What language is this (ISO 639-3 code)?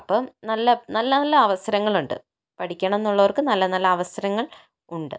mal